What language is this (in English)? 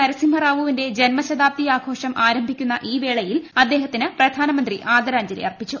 Malayalam